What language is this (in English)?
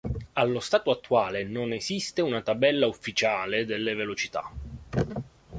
Italian